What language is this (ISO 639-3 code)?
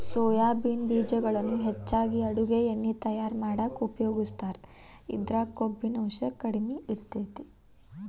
kan